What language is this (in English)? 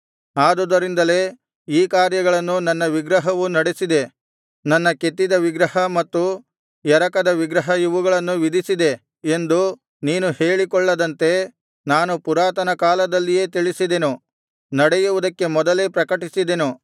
Kannada